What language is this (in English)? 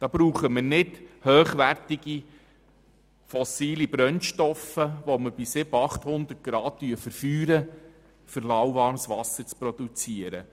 Swiss German